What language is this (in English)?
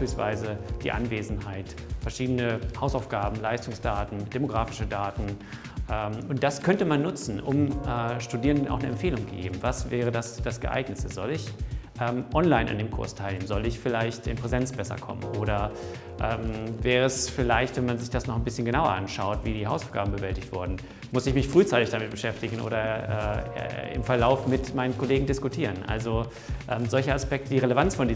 German